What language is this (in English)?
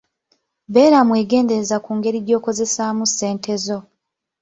Ganda